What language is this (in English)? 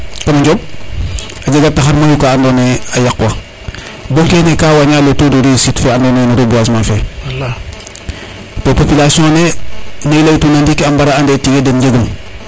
Serer